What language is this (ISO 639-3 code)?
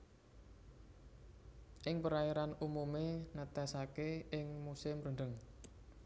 jav